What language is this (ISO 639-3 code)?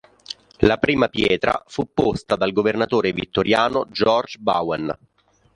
ita